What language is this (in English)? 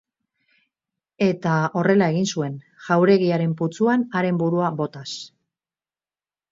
Basque